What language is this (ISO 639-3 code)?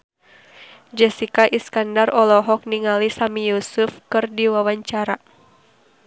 sun